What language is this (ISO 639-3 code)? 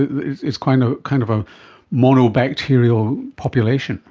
eng